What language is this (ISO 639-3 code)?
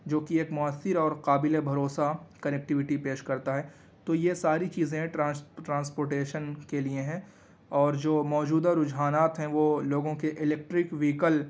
urd